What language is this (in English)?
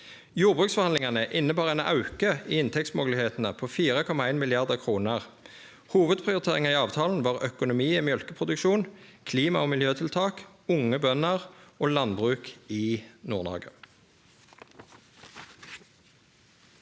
Norwegian